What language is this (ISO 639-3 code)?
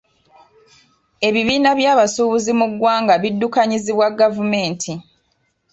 lug